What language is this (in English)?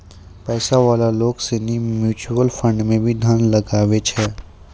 Maithili